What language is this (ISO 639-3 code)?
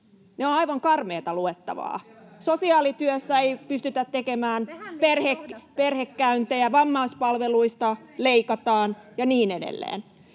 fin